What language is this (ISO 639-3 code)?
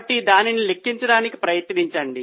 tel